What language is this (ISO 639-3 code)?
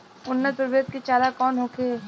bho